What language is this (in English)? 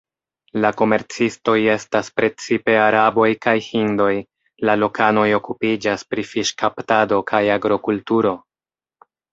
Esperanto